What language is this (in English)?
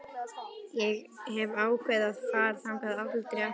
Icelandic